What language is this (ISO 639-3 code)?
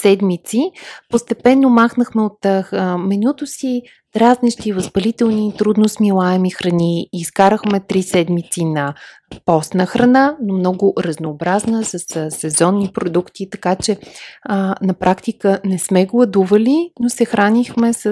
bul